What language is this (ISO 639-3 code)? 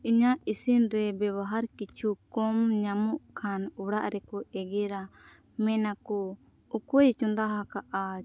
sat